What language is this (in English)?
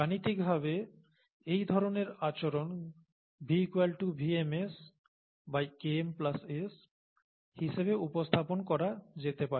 Bangla